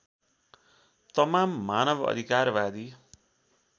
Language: Nepali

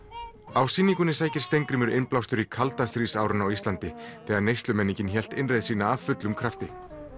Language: Icelandic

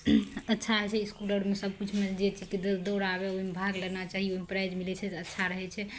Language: Maithili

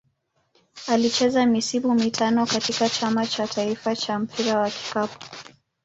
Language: Swahili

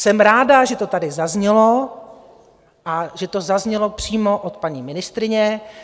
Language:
Czech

